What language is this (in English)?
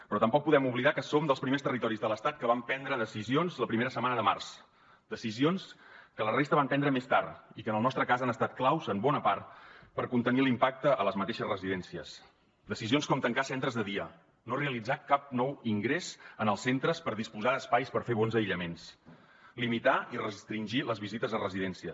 Catalan